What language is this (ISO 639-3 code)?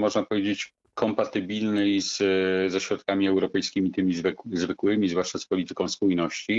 pol